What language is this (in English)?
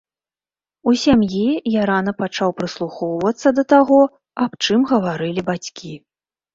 Belarusian